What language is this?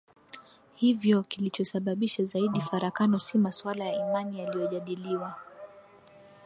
Swahili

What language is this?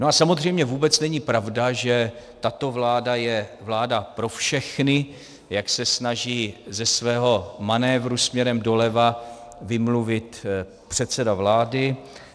Czech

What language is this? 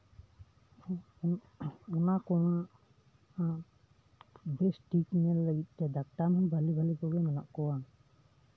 Santali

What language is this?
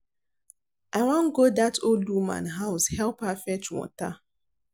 Nigerian Pidgin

